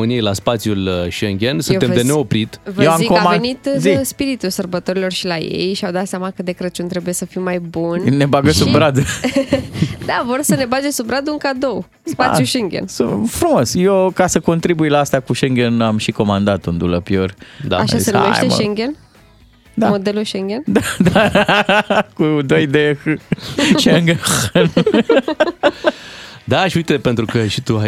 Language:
Romanian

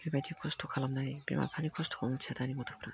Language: Bodo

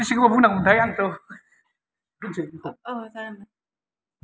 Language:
Bodo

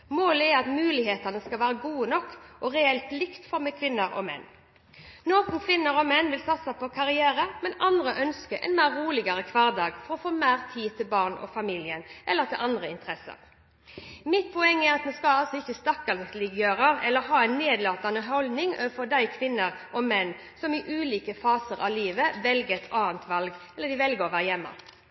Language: Norwegian Bokmål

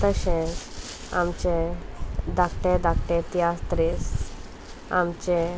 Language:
Konkani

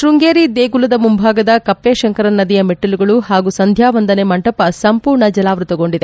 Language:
Kannada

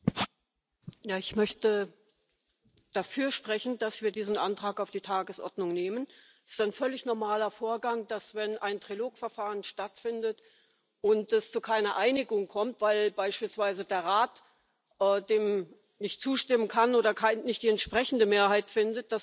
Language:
German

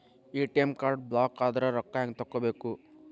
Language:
Kannada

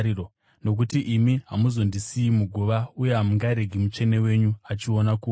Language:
Shona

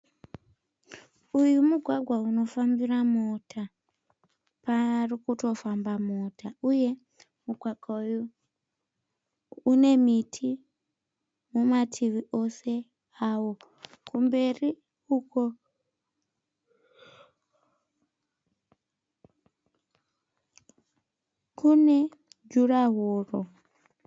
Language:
Shona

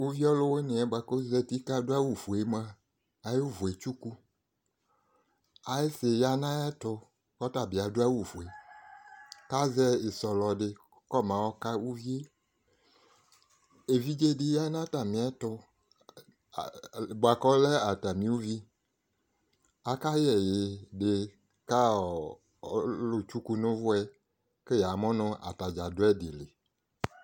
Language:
Ikposo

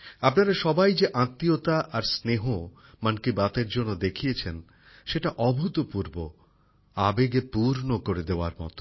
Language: Bangla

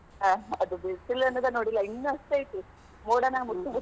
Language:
Kannada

